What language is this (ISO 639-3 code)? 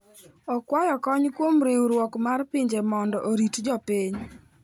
luo